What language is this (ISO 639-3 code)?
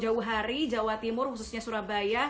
ind